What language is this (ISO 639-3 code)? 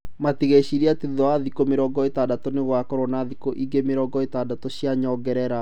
kik